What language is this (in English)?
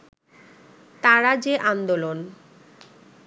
Bangla